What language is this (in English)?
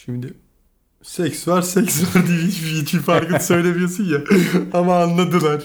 Turkish